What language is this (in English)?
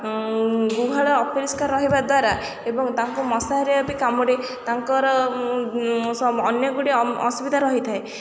Odia